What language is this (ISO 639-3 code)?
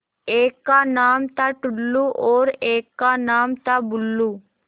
hin